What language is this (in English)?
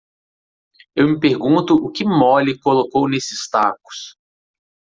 Portuguese